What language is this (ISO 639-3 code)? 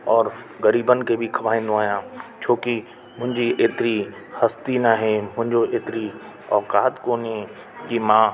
snd